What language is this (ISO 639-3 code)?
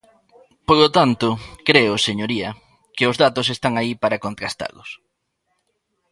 glg